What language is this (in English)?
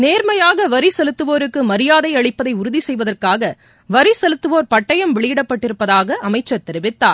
Tamil